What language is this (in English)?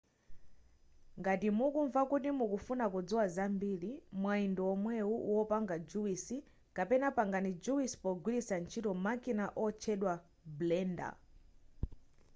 Nyanja